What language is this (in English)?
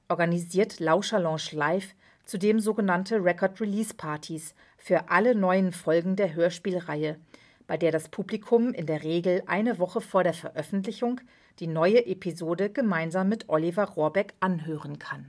German